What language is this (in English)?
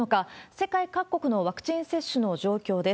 Japanese